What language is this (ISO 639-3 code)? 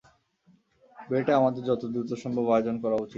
ben